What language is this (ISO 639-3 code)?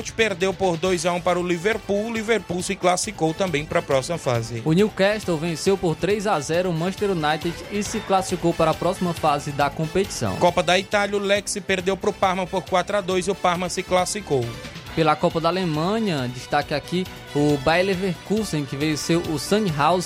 por